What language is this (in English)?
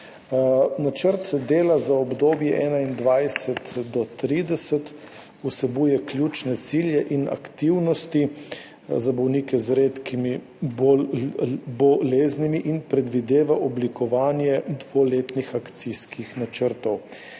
Slovenian